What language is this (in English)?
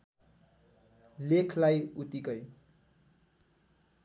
Nepali